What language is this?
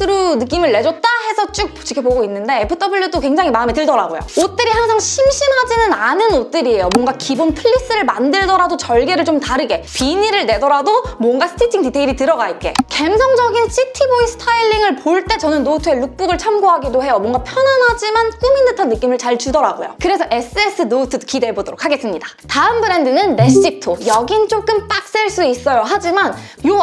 Korean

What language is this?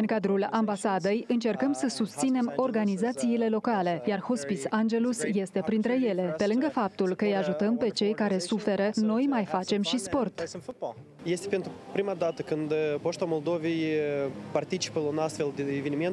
Romanian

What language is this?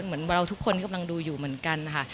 Thai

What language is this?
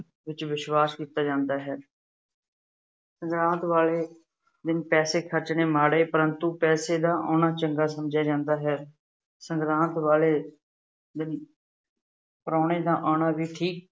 Punjabi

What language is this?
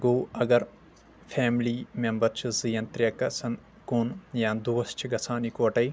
Kashmiri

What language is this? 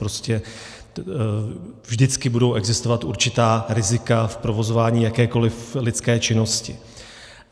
Czech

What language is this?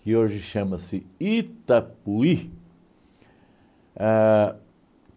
Portuguese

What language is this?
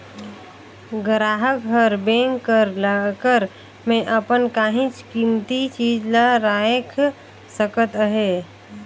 Chhattisgarhi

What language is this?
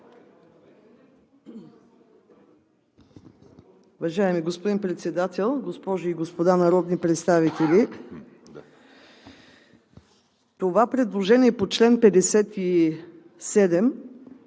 Bulgarian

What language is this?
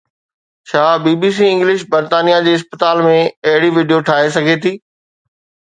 Sindhi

